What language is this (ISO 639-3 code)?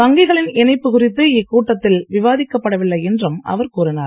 tam